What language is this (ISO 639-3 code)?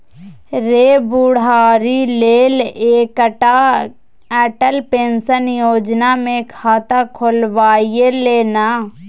mai